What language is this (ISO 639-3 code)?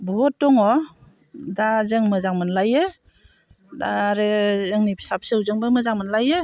brx